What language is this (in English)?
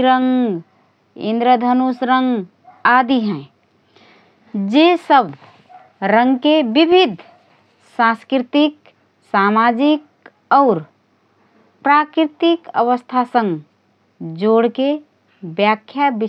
Rana Tharu